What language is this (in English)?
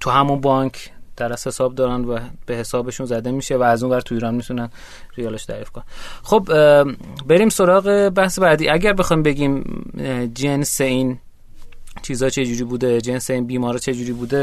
Persian